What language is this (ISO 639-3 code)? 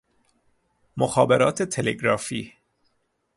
fas